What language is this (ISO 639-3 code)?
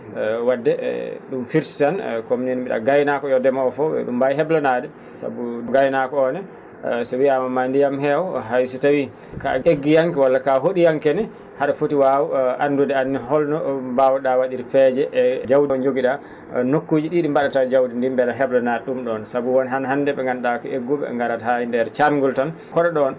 ful